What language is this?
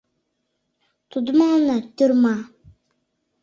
Mari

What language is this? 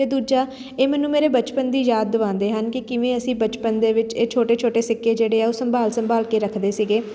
Punjabi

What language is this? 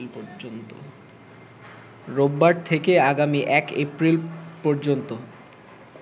Bangla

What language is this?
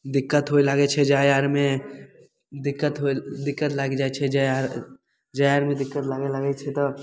Maithili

